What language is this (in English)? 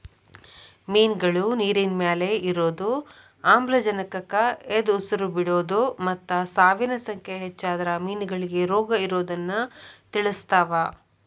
Kannada